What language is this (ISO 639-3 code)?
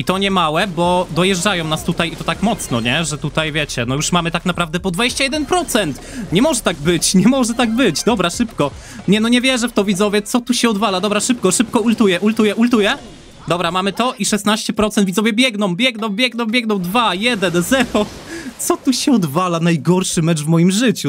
pol